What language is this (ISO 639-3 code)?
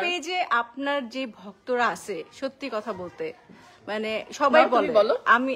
ben